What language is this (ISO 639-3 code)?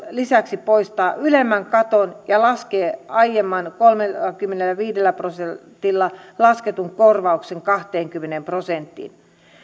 fin